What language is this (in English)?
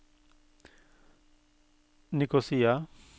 Norwegian